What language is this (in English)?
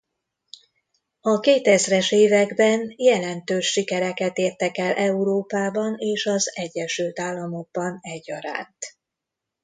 Hungarian